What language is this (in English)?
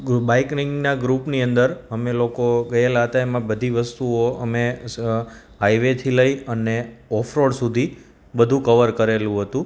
Gujarati